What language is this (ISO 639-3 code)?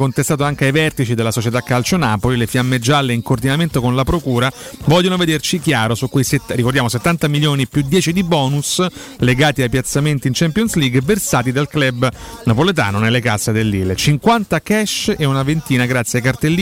ita